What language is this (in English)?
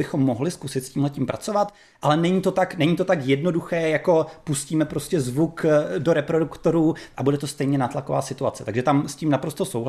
Czech